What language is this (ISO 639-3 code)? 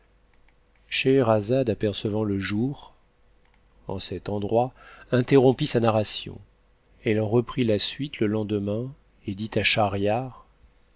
fra